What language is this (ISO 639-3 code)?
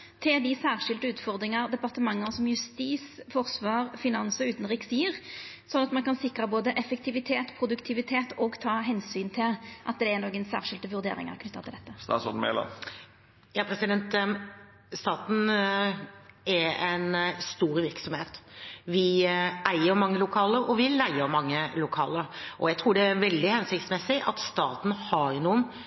nor